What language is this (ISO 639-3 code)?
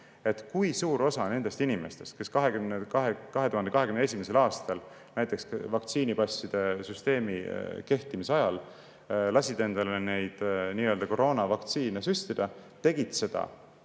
est